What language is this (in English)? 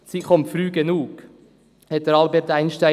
Swiss German